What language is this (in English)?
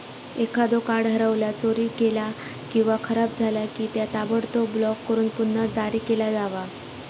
Marathi